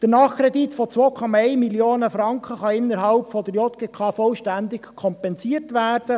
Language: Swiss German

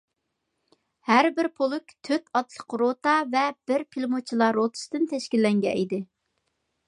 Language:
Uyghur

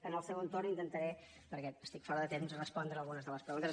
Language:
Catalan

